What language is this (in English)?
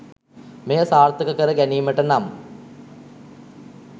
Sinhala